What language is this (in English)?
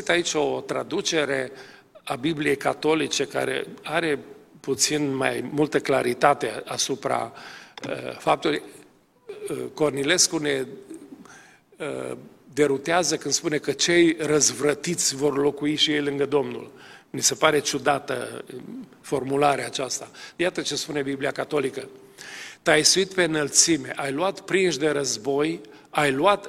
Romanian